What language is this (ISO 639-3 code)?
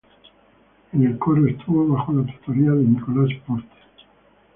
spa